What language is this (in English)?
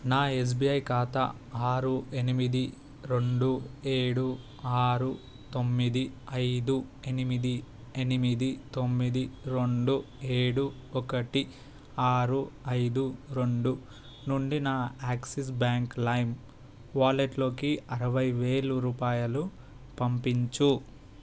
Telugu